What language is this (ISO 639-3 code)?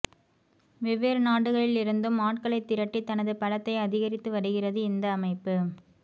tam